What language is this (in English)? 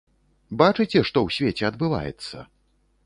Belarusian